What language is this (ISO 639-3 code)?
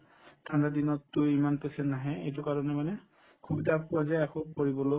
asm